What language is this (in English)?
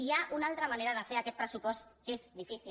Catalan